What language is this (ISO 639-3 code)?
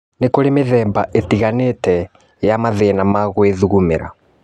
kik